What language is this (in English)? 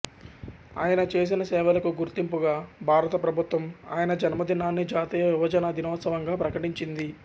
Telugu